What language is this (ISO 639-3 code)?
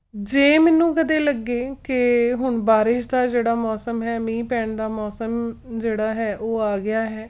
pan